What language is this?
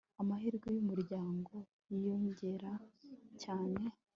Kinyarwanda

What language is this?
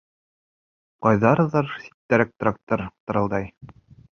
Bashkir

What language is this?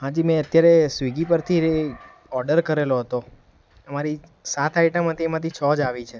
Gujarati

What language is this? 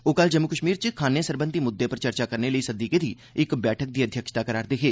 Dogri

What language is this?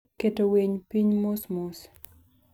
Luo (Kenya and Tanzania)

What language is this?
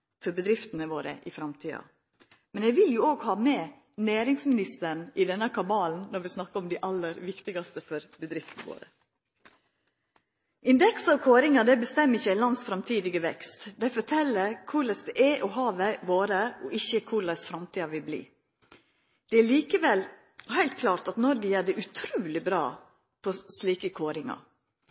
Norwegian Nynorsk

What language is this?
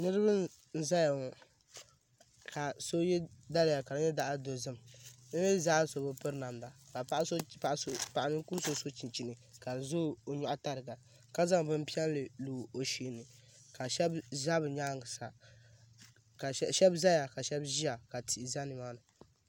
Dagbani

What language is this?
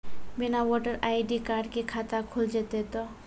Maithili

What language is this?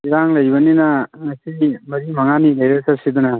Manipuri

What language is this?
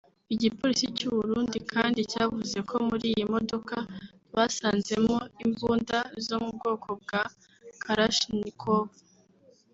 Kinyarwanda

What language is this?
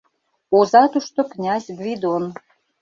Mari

